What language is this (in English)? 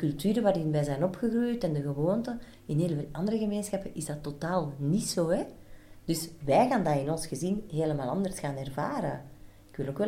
Dutch